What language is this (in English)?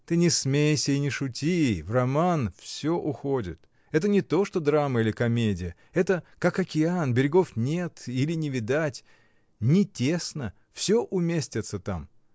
Russian